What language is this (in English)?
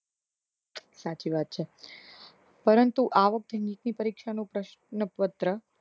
Gujarati